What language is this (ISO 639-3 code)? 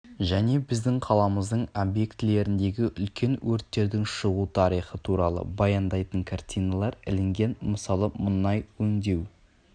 kaz